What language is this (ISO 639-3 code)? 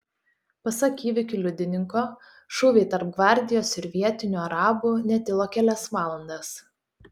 lit